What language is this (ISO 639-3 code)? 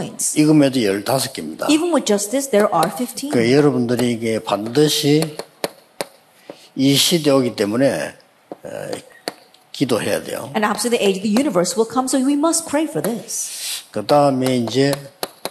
kor